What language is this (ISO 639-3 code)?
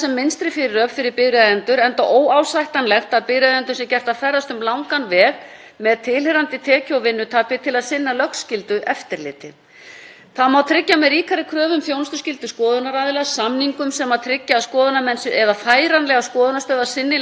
isl